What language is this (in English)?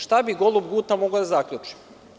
Serbian